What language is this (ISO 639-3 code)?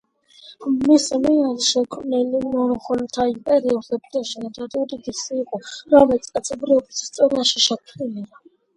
kat